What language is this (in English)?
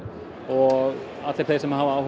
Icelandic